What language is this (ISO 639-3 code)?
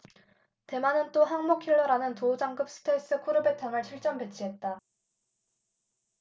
kor